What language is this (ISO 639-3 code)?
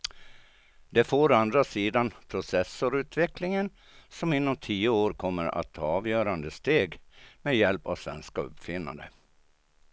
swe